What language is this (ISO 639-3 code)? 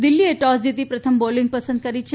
guj